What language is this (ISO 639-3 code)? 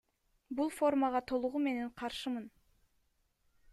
kir